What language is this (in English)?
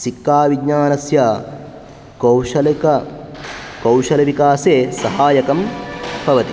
Sanskrit